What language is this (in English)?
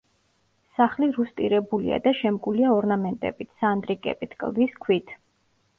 Georgian